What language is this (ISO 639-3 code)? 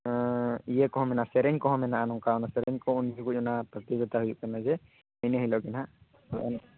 sat